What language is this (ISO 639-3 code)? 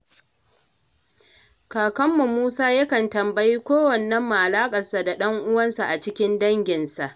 hau